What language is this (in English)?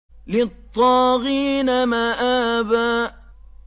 Arabic